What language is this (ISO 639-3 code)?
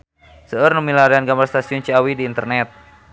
sun